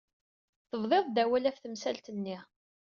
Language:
Kabyle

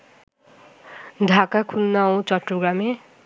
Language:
Bangla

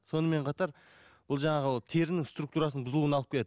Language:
Kazakh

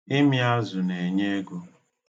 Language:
Igbo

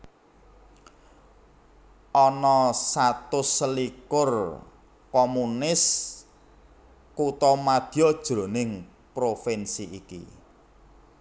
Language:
Javanese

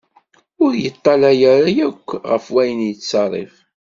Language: Kabyle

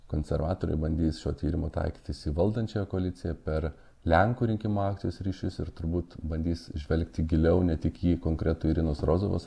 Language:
Lithuanian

